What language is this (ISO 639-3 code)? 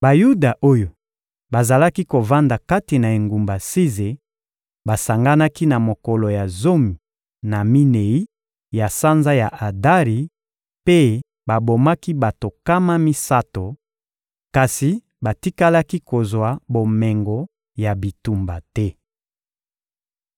lin